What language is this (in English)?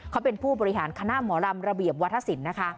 Thai